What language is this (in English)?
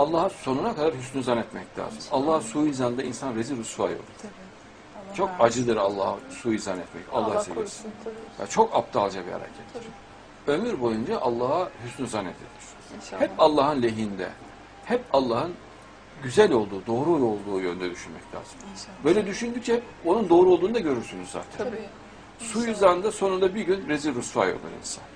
Turkish